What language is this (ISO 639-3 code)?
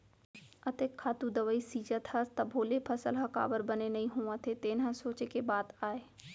hne